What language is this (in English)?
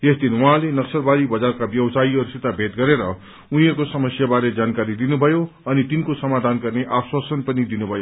Nepali